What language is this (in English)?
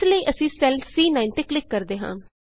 Punjabi